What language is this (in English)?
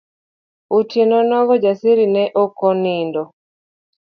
Luo (Kenya and Tanzania)